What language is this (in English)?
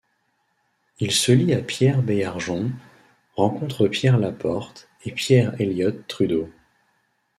French